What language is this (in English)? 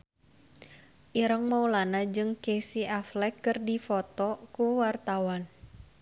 Sundanese